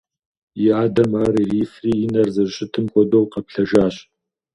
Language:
Kabardian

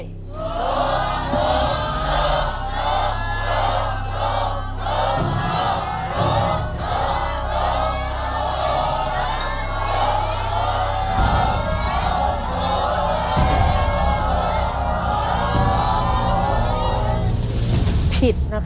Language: Thai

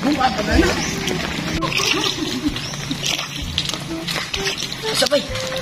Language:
Indonesian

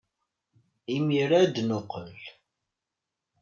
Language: Kabyle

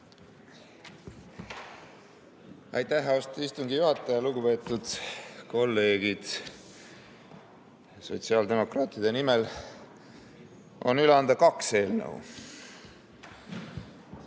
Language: Estonian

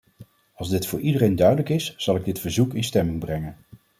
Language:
Dutch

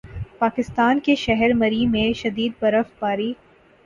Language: Urdu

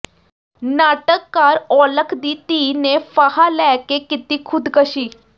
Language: Punjabi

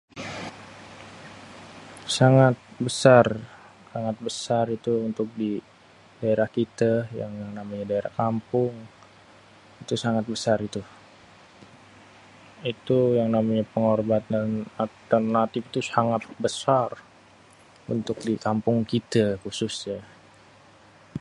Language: Betawi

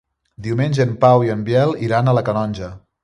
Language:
Catalan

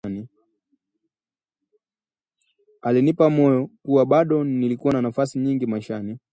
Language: Swahili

